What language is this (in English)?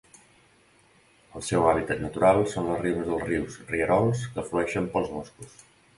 Catalan